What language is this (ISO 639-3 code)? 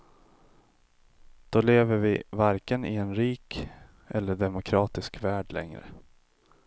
swe